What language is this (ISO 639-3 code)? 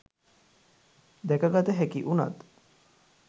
sin